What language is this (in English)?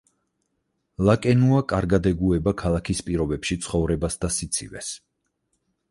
Georgian